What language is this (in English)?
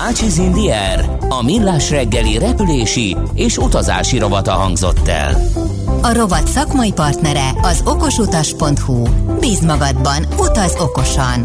Hungarian